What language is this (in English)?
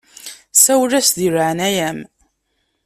Kabyle